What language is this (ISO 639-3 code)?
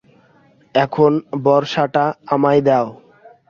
ben